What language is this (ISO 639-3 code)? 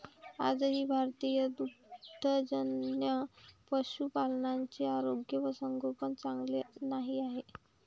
mar